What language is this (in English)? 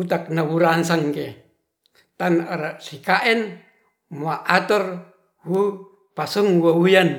Ratahan